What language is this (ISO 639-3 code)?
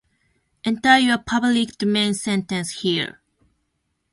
jpn